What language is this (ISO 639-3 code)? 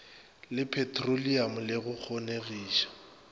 nso